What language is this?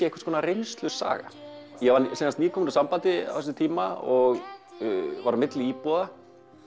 Icelandic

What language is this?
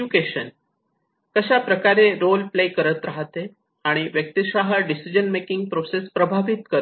Marathi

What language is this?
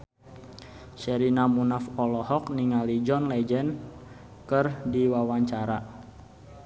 Sundanese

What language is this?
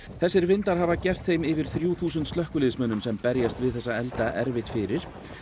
Icelandic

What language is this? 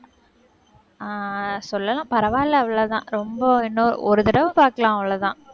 Tamil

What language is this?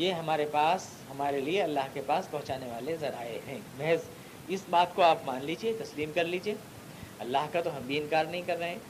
Urdu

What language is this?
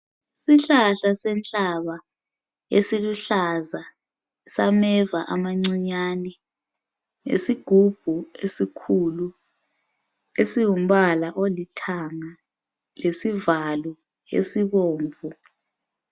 North Ndebele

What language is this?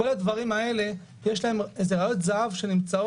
Hebrew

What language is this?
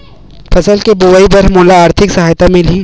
Chhattisgarhi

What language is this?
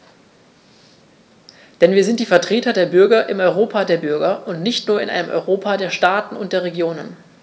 German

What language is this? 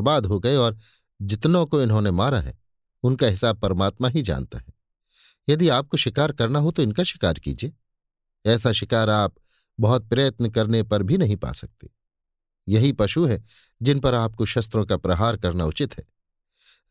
Hindi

